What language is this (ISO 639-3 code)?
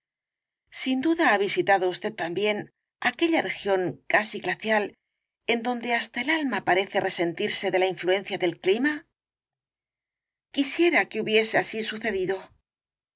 spa